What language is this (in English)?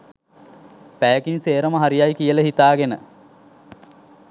Sinhala